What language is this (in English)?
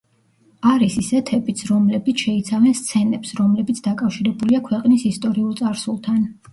Georgian